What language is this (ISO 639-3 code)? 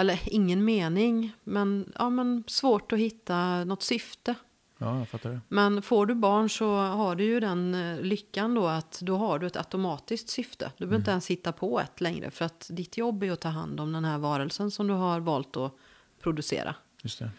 swe